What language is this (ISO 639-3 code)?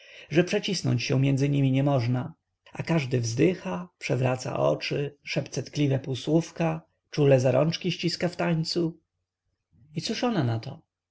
pol